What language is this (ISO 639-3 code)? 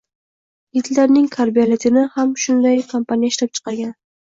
uzb